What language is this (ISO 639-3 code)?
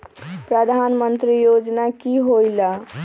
mag